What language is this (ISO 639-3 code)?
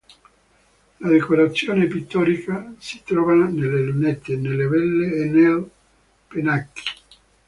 ita